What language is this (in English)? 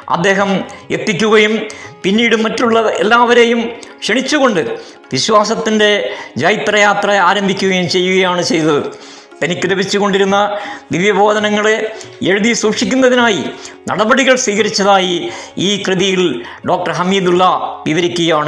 Malayalam